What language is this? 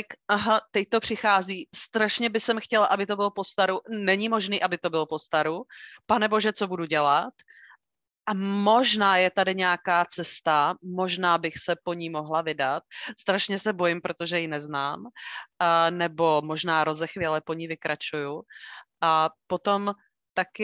Czech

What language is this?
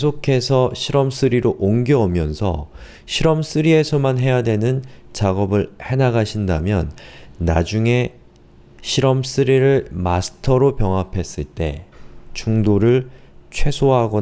Korean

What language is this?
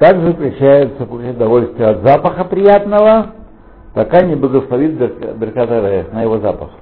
Russian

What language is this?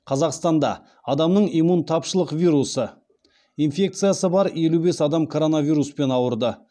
Kazakh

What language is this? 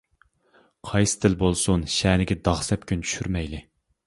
Uyghur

